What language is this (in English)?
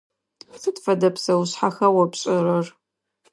Adyghe